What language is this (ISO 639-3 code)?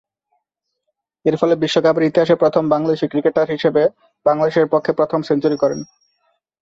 ben